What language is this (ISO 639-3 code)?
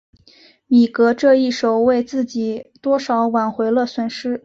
zho